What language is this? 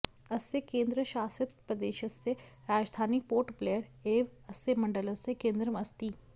Sanskrit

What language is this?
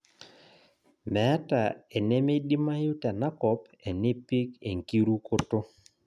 Masai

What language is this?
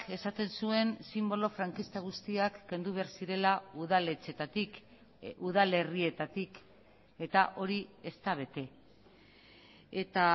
Basque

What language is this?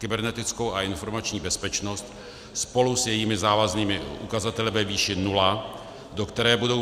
Czech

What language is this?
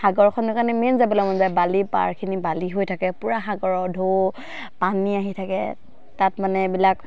Assamese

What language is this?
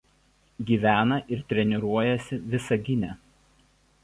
Lithuanian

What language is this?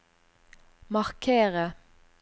Norwegian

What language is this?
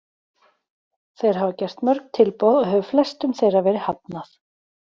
Icelandic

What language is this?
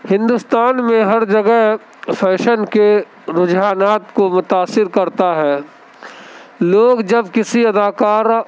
Urdu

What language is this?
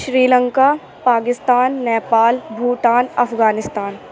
Urdu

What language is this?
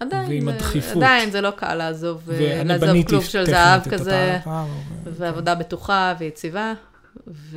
Hebrew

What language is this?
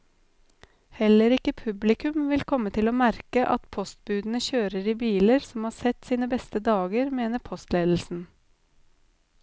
Norwegian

